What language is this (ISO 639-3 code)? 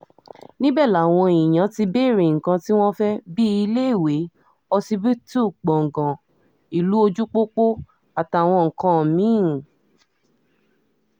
yor